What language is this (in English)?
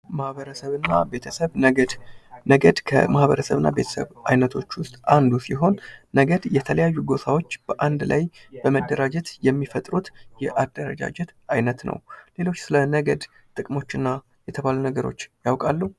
Amharic